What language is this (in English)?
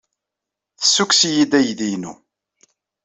Kabyle